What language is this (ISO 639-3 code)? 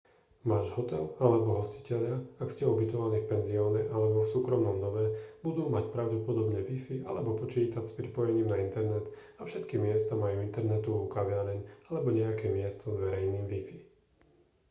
slk